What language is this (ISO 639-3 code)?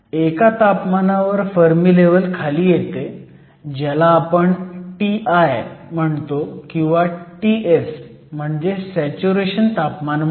mar